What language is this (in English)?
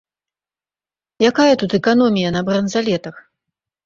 Belarusian